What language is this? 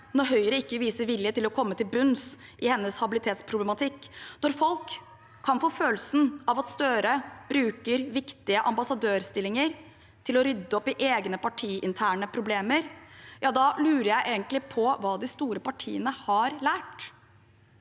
Norwegian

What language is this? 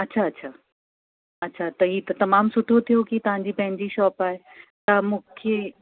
Sindhi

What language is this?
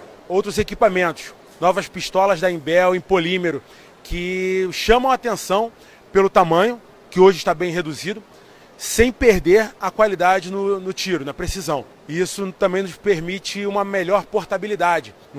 Portuguese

